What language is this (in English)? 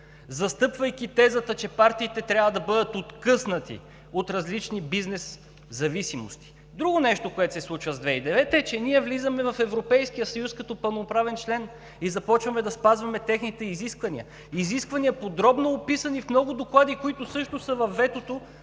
Bulgarian